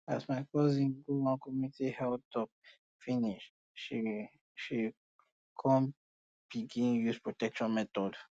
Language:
Nigerian Pidgin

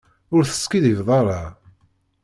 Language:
Kabyle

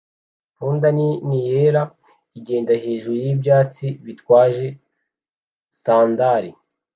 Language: Kinyarwanda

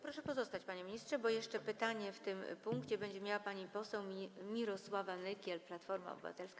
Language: Polish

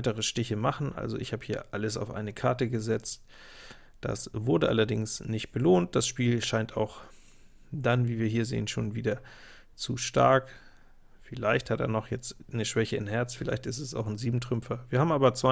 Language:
German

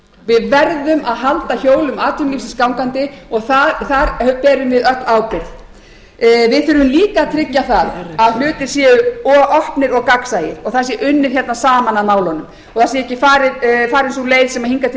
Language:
Icelandic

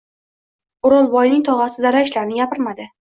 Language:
Uzbek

